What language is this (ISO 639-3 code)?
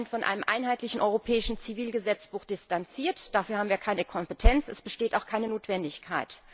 deu